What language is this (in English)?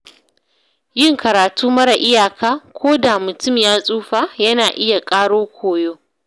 Hausa